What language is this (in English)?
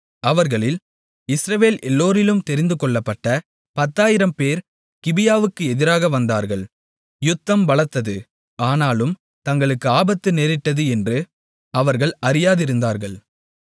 Tamil